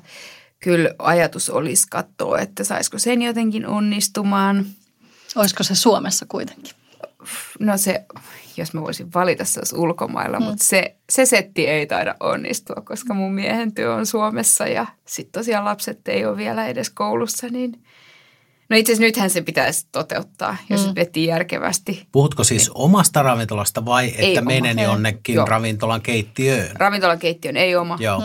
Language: Finnish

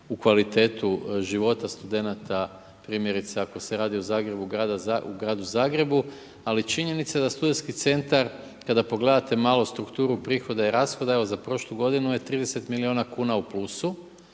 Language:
Croatian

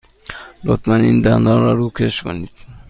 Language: Persian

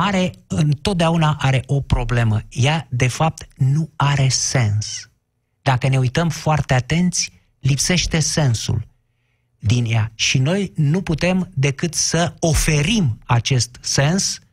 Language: Romanian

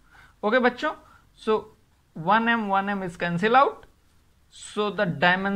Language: Hindi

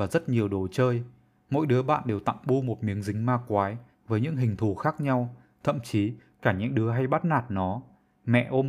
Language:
Vietnamese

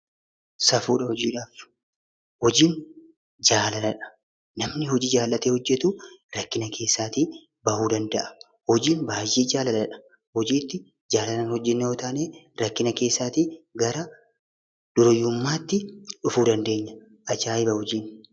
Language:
Oromo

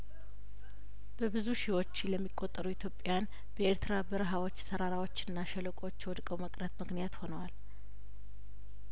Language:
Amharic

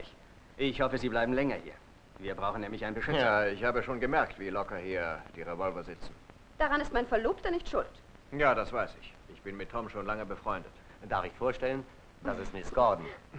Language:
German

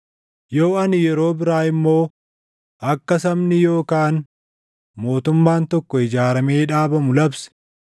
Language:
Oromo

